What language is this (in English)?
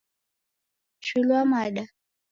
Taita